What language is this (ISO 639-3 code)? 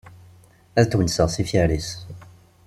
kab